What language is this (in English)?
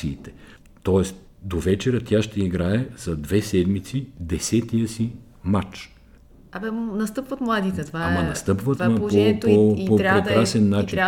Bulgarian